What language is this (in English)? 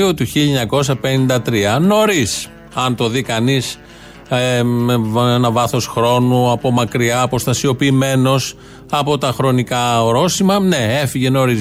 Greek